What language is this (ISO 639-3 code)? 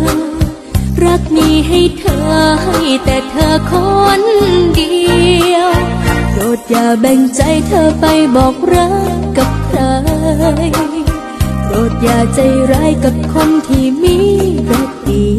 tha